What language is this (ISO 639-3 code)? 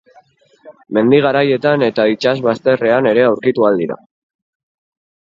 eus